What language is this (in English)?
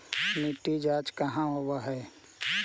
Magahi